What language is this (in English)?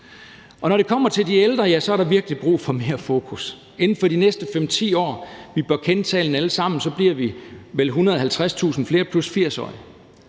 Danish